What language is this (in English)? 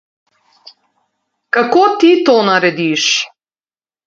Slovenian